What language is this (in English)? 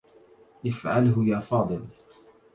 Arabic